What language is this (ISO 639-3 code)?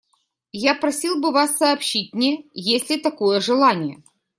rus